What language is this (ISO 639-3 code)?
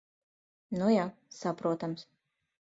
lav